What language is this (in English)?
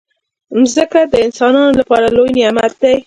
Pashto